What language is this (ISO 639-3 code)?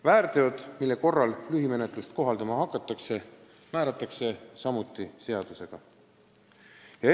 est